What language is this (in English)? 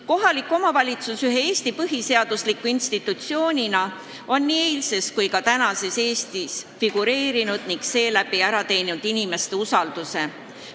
Estonian